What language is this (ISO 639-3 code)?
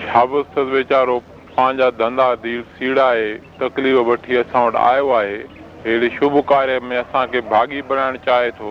hin